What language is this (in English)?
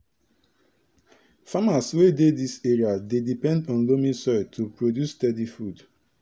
Nigerian Pidgin